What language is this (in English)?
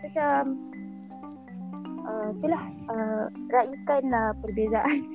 Malay